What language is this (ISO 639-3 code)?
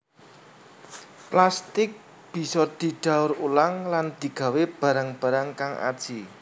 jav